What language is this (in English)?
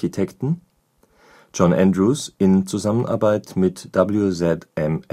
German